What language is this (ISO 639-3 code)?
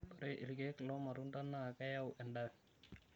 mas